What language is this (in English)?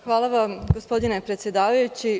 Serbian